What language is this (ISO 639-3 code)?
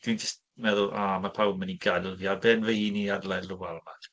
cym